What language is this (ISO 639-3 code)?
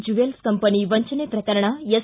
kan